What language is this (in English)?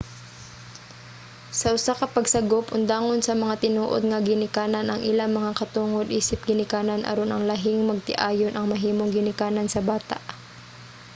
Cebuano